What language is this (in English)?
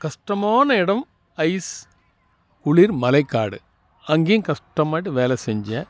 Tamil